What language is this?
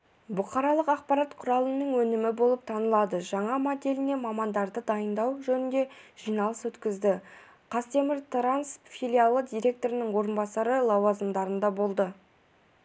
Kazakh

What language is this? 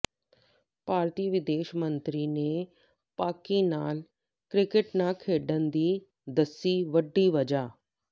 Punjabi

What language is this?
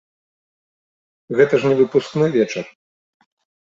Belarusian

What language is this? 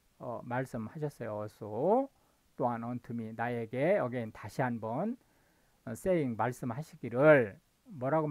Korean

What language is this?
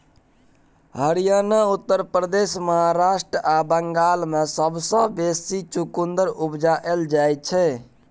Maithili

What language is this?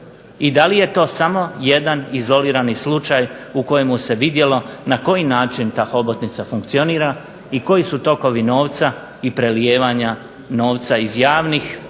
Croatian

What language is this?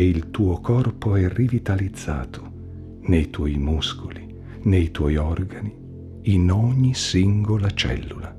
Italian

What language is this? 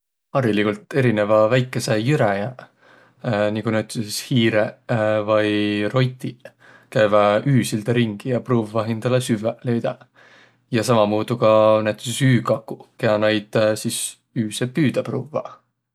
Võro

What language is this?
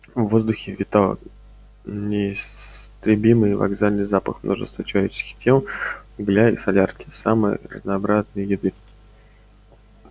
Russian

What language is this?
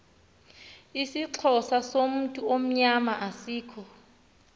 Xhosa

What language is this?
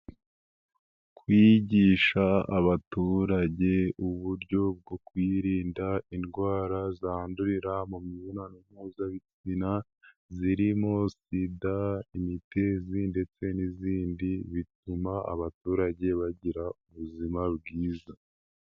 Kinyarwanda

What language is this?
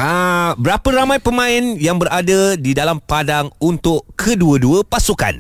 Malay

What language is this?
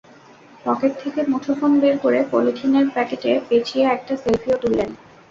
Bangla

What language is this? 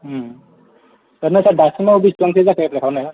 Bodo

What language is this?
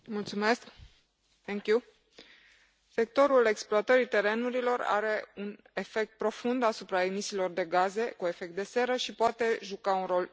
Romanian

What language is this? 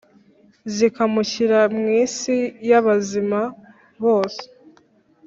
Kinyarwanda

